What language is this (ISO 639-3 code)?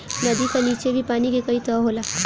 bho